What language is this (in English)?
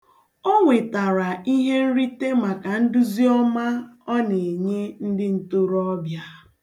Igbo